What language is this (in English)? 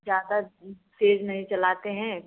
Hindi